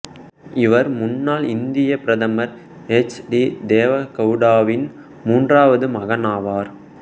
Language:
Tamil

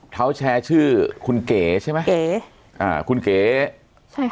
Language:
Thai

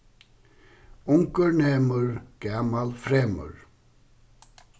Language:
Faroese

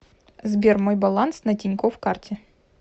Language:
Russian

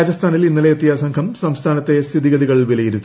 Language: Malayalam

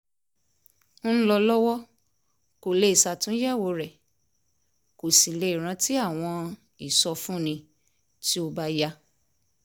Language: Yoruba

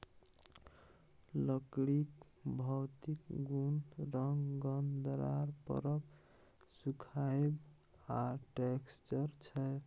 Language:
Maithili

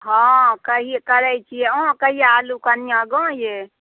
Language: Maithili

